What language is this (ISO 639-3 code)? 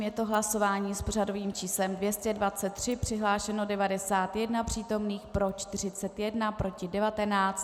ces